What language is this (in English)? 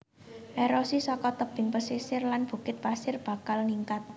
Javanese